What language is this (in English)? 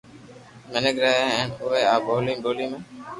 Loarki